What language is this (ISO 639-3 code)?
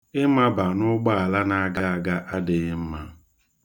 ibo